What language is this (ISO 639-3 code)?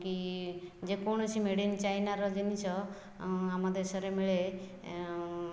ori